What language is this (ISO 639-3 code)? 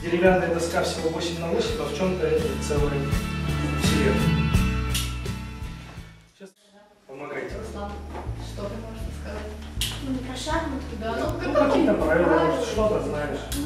rus